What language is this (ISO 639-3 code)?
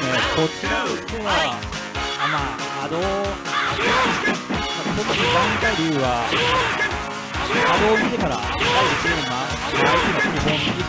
jpn